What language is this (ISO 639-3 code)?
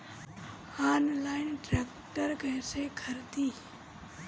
bho